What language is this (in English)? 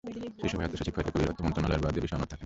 Bangla